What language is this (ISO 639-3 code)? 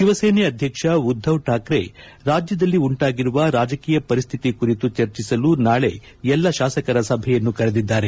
kan